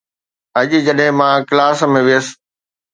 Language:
Sindhi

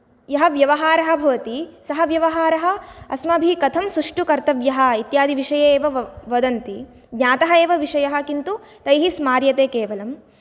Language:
Sanskrit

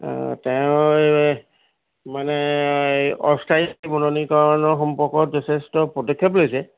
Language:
Assamese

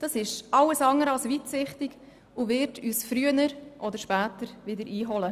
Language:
Swiss German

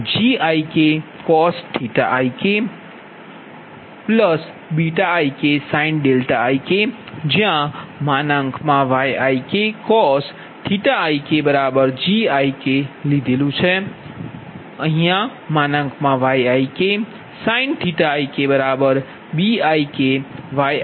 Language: Gujarati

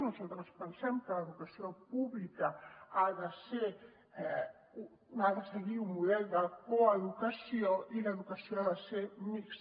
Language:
Catalan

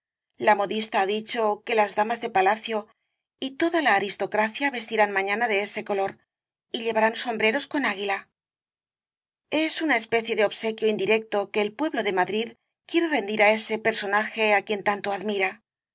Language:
Spanish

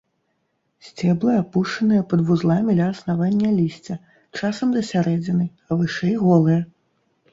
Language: Belarusian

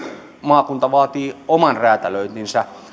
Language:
Finnish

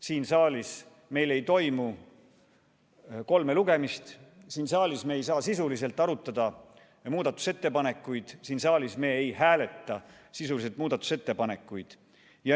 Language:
Estonian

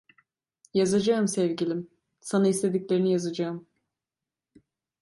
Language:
Turkish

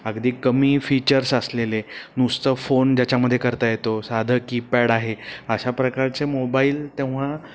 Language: Marathi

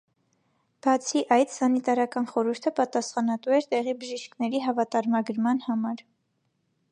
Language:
Armenian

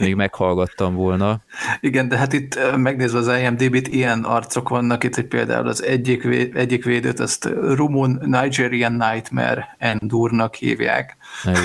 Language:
Hungarian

